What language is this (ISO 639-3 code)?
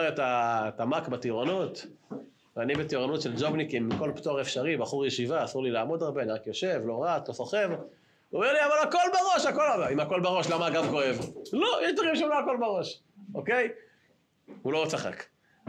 heb